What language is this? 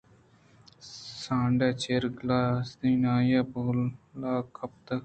Eastern Balochi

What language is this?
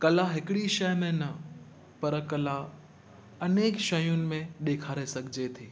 Sindhi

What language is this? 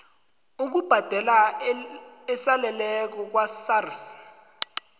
South Ndebele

